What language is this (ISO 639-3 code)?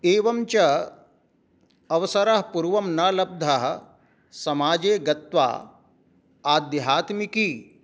san